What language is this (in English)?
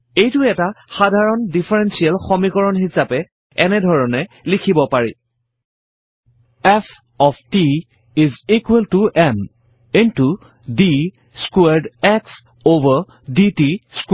Assamese